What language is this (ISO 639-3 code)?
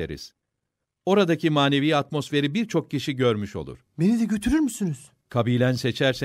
tur